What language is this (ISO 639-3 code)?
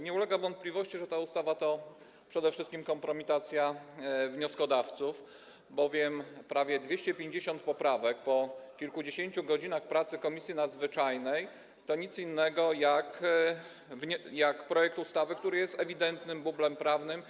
pol